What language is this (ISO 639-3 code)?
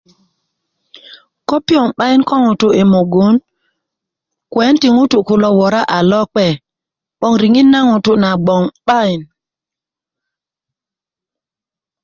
ukv